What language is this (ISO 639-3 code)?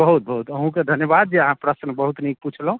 mai